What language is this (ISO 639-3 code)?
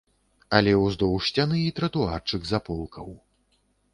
bel